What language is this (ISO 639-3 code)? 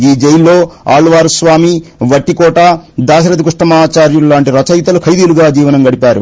tel